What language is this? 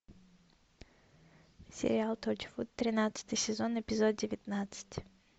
Russian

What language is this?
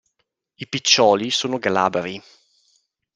Italian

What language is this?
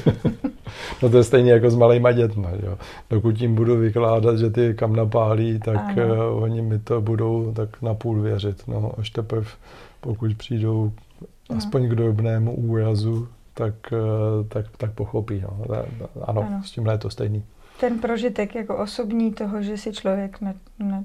Czech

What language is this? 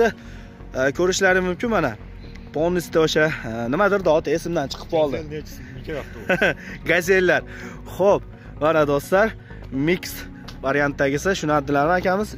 Turkish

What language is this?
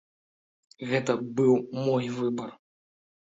Belarusian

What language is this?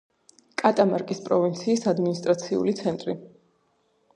Georgian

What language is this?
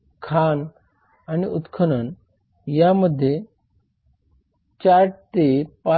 Marathi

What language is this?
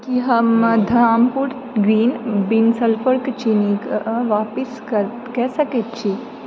Maithili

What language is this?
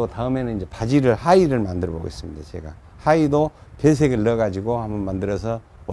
Korean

